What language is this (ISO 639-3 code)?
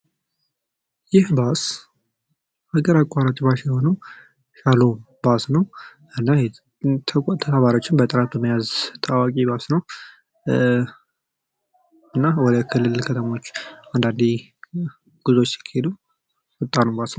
amh